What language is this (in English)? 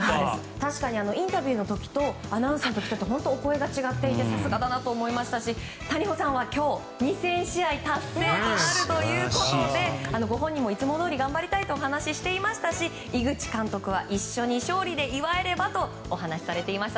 Japanese